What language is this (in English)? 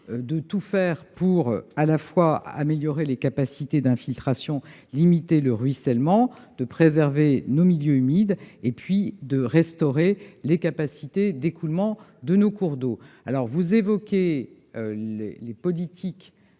French